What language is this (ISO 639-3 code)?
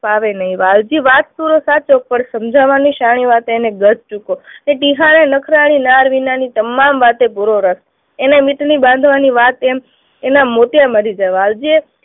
guj